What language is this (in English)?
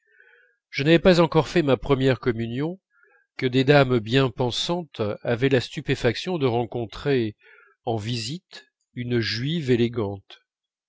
French